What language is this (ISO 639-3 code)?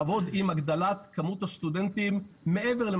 heb